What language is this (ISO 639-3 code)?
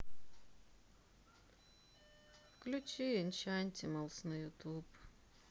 rus